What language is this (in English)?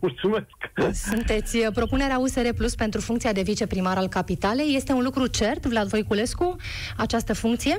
Romanian